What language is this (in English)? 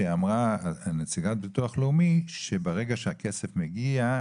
Hebrew